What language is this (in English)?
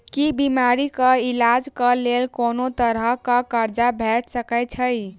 Maithili